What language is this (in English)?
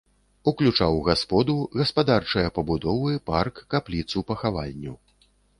Belarusian